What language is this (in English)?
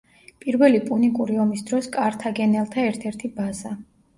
Georgian